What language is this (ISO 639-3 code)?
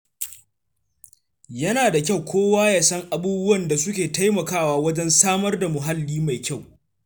hau